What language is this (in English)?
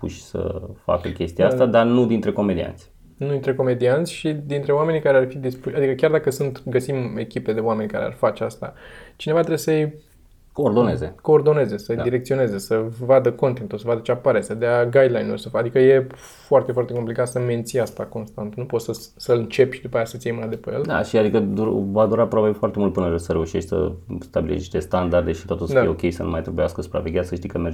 Romanian